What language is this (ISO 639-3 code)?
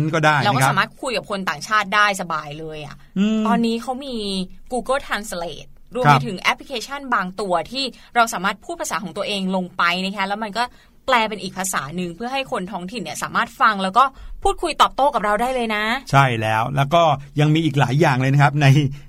tha